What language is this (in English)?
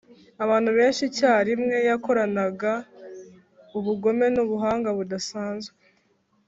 Kinyarwanda